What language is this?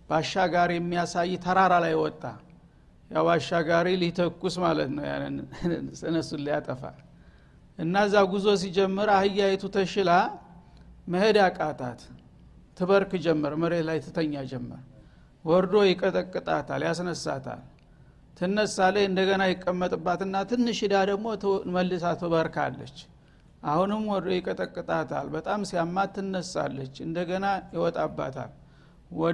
Amharic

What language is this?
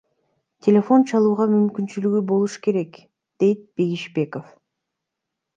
Kyrgyz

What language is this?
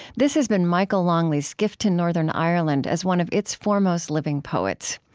English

